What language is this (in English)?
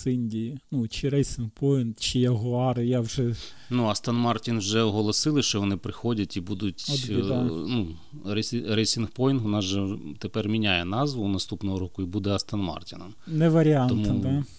Ukrainian